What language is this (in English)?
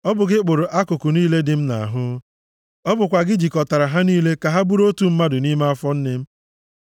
Igbo